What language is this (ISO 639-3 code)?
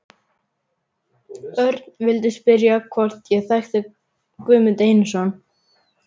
isl